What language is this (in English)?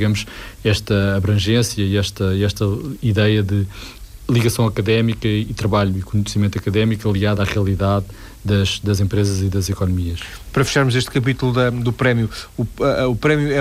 Portuguese